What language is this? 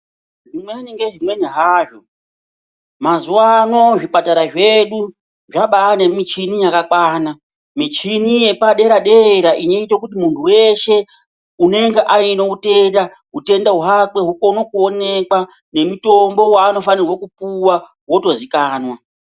Ndau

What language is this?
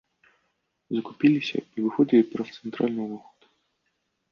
Belarusian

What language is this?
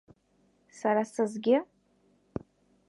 Abkhazian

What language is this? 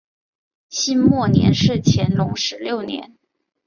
Chinese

